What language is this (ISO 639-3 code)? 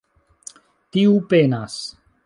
epo